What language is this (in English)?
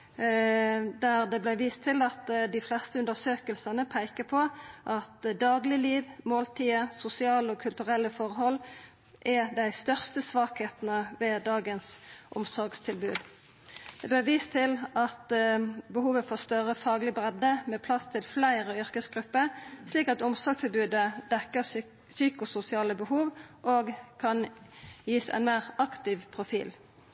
Norwegian Nynorsk